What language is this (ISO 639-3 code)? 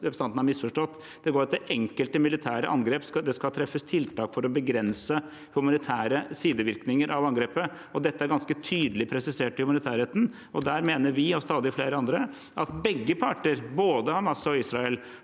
nor